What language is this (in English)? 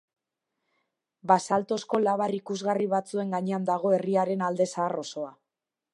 Basque